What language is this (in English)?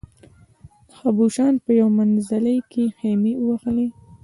Pashto